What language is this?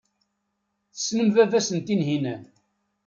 Kabyle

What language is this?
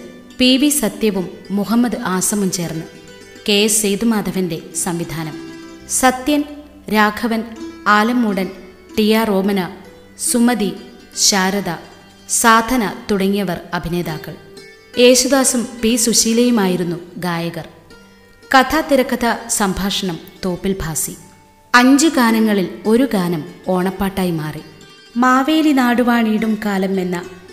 Malayalam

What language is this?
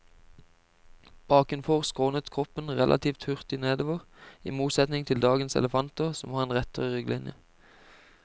Norwegian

